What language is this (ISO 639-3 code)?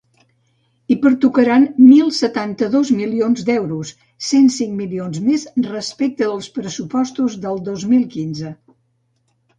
cat